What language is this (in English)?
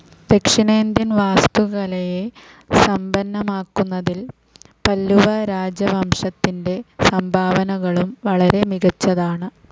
Malayalam